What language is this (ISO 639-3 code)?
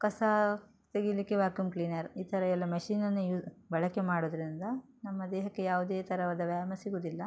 kan